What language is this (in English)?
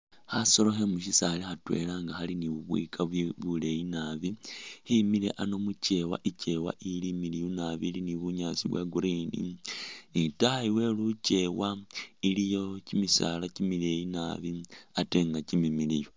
Masaaba